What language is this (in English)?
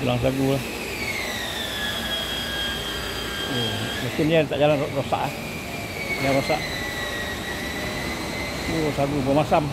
Malay